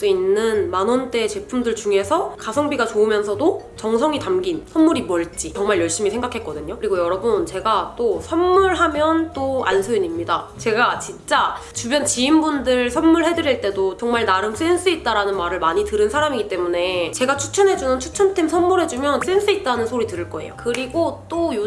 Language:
Korean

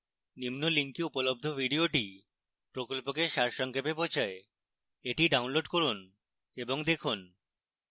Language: Bangla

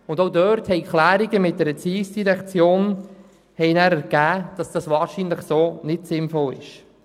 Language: Swiss German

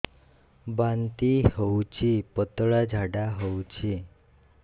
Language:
Odia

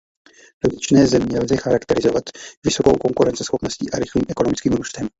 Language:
Czech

